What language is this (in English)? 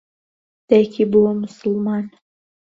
Central Kurdish